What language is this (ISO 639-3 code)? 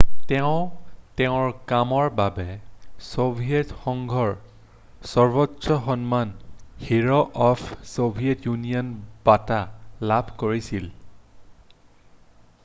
asm